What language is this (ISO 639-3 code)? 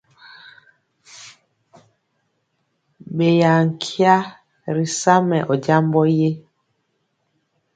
mcx